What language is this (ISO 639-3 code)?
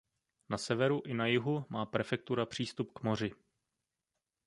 ces